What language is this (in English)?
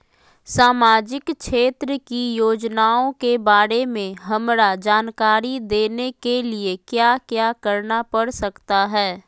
Magahi